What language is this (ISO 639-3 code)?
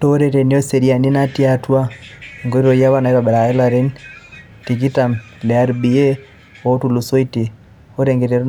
mas